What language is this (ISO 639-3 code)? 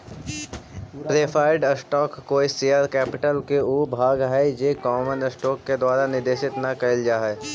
mag